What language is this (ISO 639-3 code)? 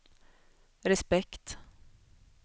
swe